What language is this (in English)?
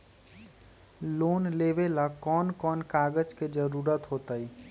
Magahi